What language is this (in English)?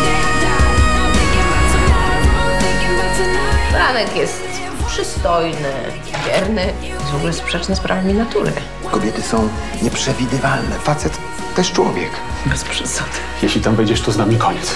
Polish